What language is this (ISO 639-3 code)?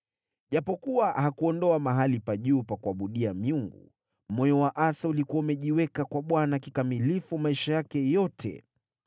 swa